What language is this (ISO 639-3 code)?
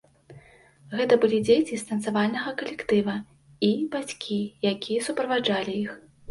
bel